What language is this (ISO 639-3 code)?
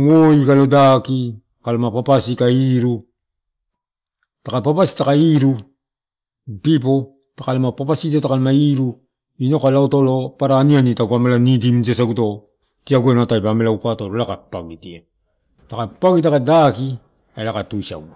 ttu